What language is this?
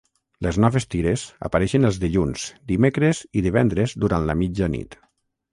Catalan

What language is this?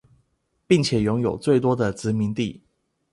Chinese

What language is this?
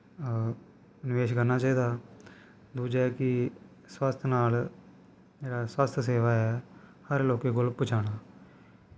Dogri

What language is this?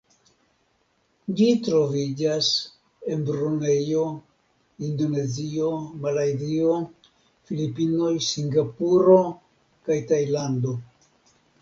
Esperanto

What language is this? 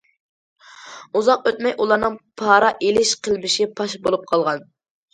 Uyghur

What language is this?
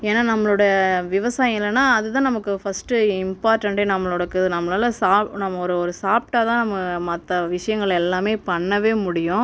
Tamil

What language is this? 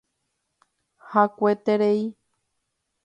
Guarani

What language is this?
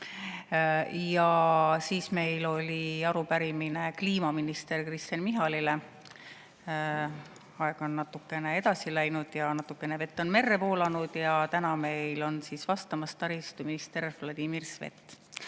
Estonian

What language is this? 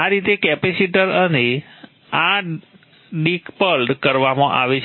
Gujarati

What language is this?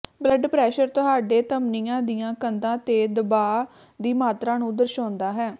Punjabi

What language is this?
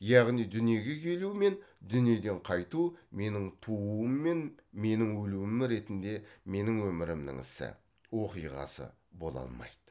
Kazakh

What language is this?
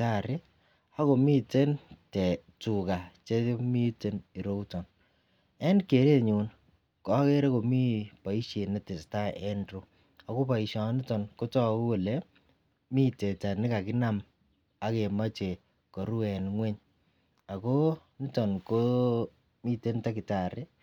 Kalenjin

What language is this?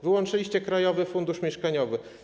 Polish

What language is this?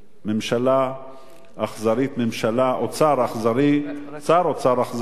Hebrew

